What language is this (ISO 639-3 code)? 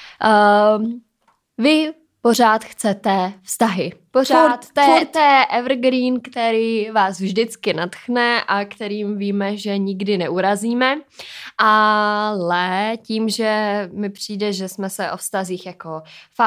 ces